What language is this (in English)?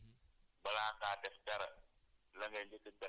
Wolof